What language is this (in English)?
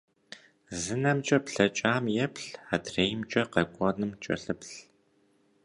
Kabardian